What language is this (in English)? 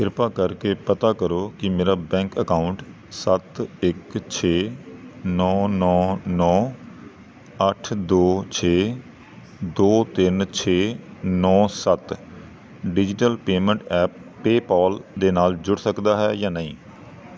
Punjabi